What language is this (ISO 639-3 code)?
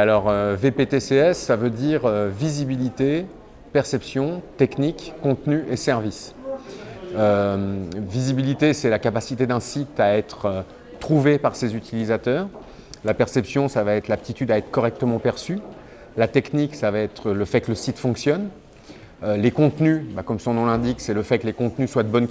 fra